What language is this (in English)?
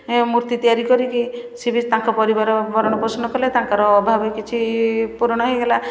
Odia